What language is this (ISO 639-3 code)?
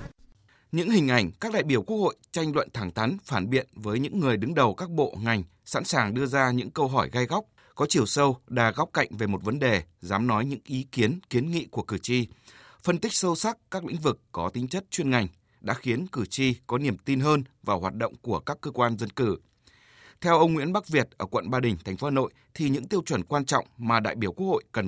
vie